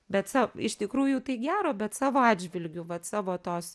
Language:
Lithuanian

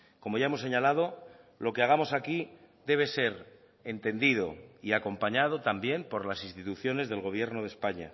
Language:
Spanish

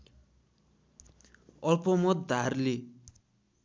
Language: Nepali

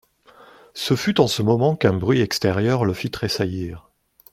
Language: French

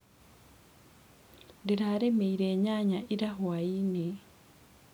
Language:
Kikuyu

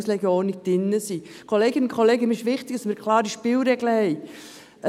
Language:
Swiss German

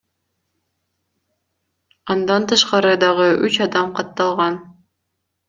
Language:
Kyrgyz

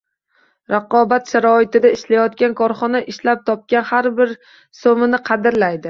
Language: Uzbek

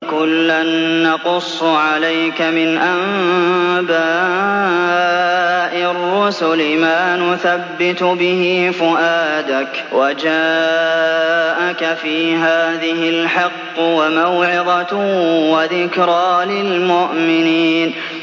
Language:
Arabic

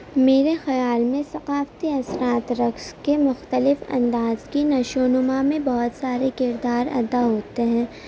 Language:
Urdu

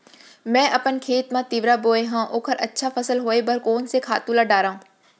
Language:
Chhattisgarhi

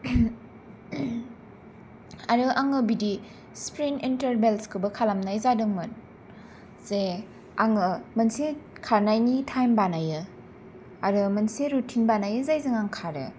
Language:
Bodo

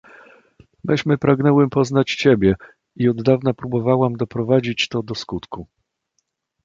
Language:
Polish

